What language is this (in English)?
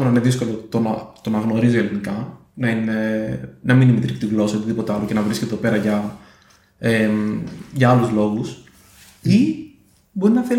Greek